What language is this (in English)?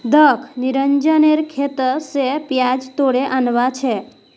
Magahi